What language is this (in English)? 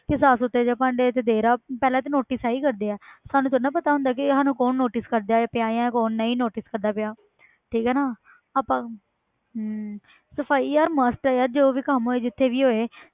Punjabi